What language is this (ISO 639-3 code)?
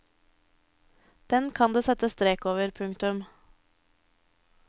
nor